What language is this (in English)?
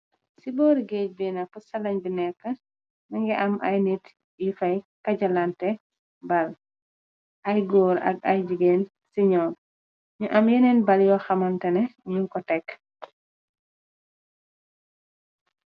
Wolof